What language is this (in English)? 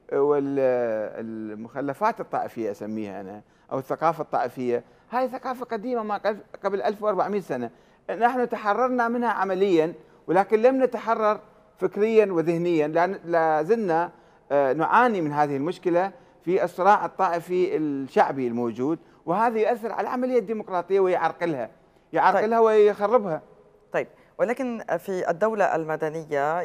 Arabic